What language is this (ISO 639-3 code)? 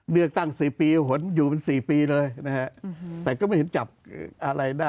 tha